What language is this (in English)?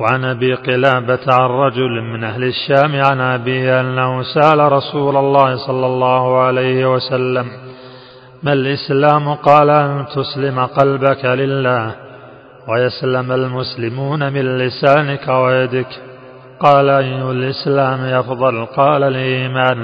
Arabic